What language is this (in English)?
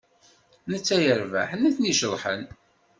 Kabyle